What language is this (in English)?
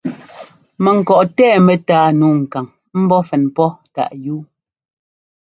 Ngomba